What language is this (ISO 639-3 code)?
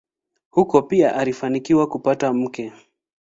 swa